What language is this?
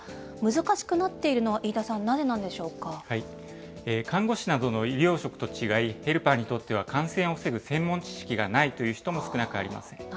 Japanese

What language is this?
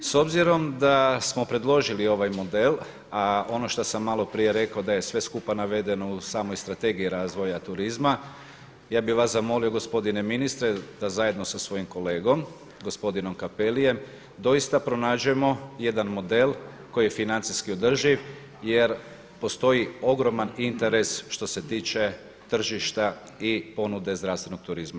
Croatian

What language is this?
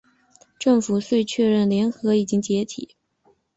Chinese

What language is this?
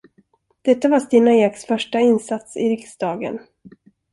Swedish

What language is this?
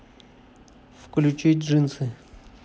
Russian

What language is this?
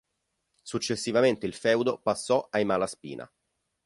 Italian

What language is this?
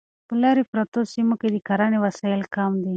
Pashto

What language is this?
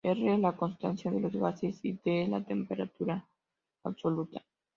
Spanish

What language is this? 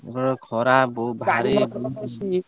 Odia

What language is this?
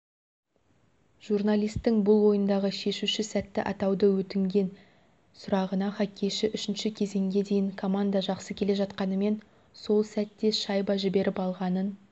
Kazakh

